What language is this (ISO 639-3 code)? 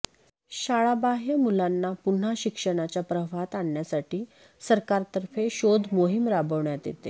mar